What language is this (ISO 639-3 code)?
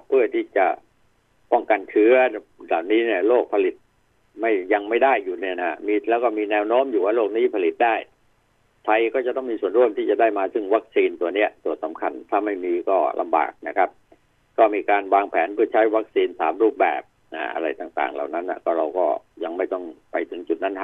tha